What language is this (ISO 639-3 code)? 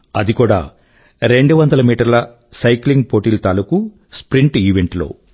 tel